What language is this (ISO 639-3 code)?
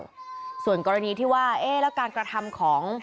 tha